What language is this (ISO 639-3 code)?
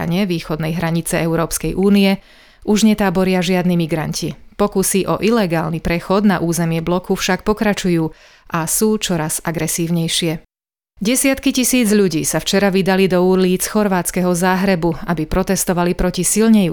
slk